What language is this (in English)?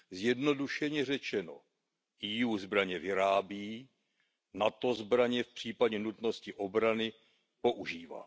Czech